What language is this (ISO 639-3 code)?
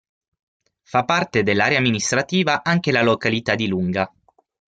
ita